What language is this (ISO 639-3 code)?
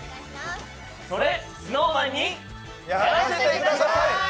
jpn